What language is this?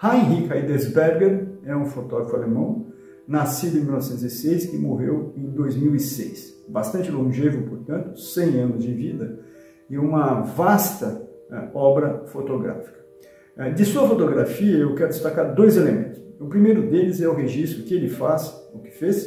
Portuguese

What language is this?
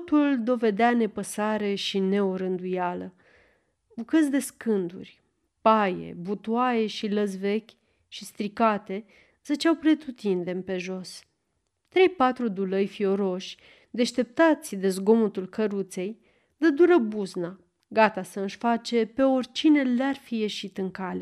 Romanian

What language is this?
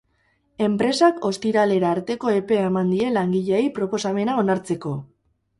Basque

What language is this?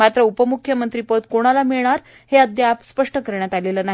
Marathi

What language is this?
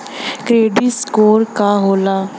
Bhojpuri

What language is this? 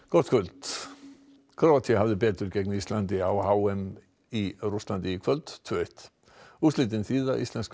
Icelandic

